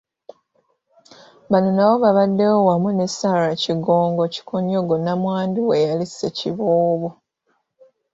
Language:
Ganda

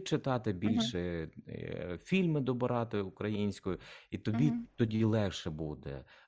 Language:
Ukrainian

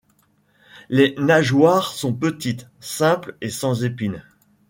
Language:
French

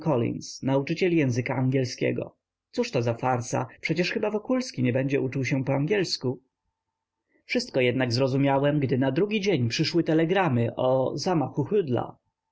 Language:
Polish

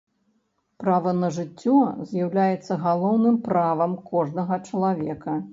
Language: Belarusian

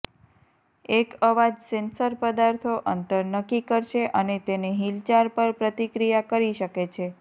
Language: Gujarati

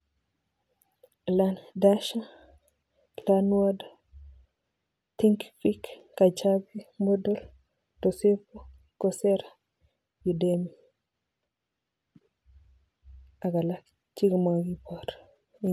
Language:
Kalenjin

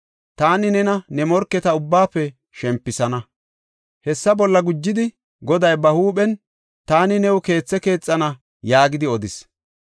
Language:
Gofa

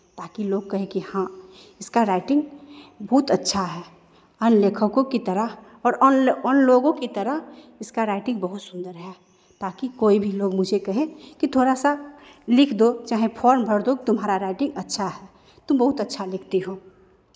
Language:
Hindi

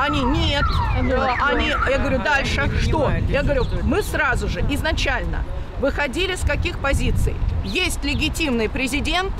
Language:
Russian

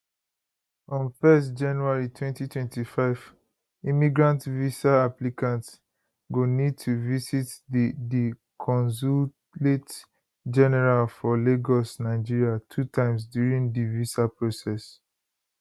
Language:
Nigerian Pidgin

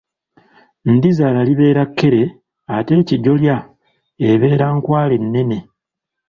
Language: Ganda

